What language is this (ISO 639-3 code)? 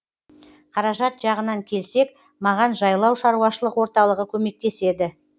kaz